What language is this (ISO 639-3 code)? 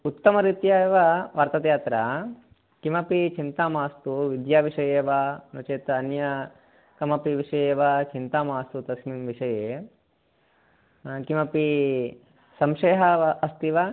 san